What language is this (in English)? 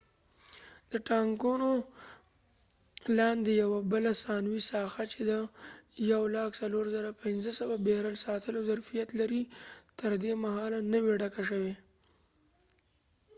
Pashto